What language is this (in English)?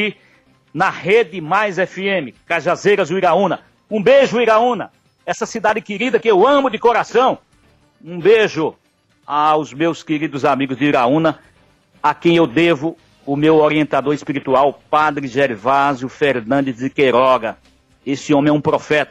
Portuguese